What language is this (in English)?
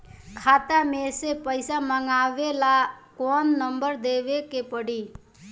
Bhojpuri